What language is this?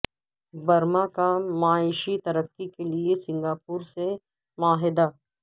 Urdu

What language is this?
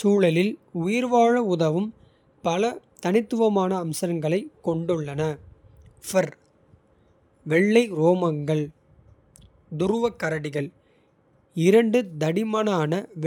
Kota (India)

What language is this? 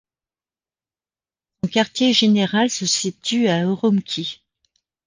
French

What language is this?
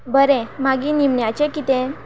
Konkani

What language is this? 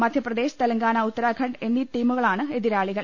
Malayalam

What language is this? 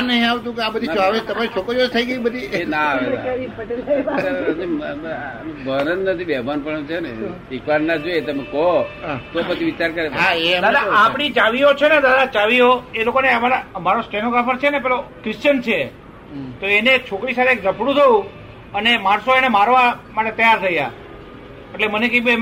Gujarati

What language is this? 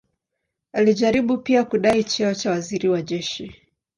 Swahili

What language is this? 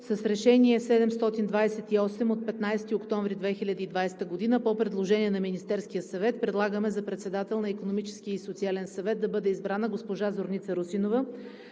Bulgarian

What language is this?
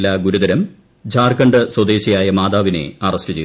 Malayalam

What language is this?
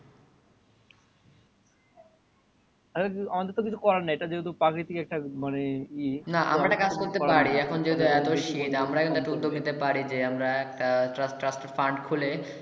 Bangla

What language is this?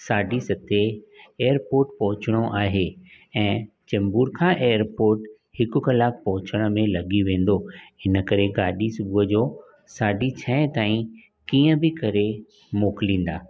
Sindhi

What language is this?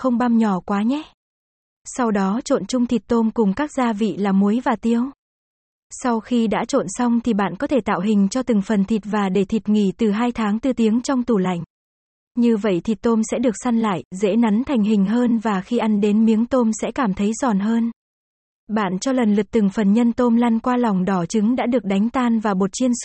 Vietnamese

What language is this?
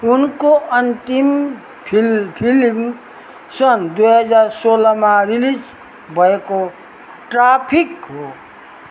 Nepali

